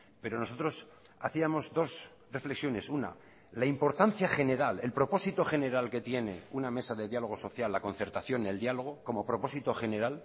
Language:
Spanish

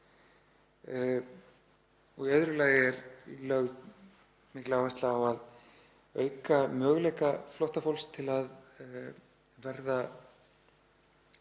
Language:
Icelandic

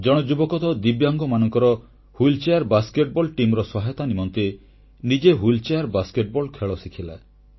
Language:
Odia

